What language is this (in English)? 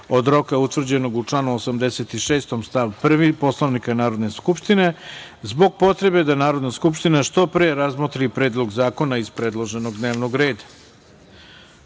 Serbian